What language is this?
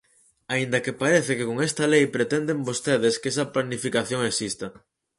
Galician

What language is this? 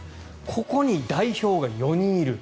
Japanese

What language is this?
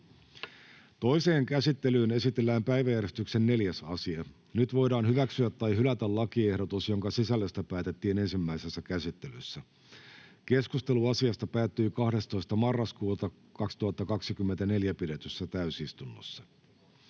Finnish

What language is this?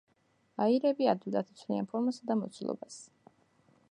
Georgian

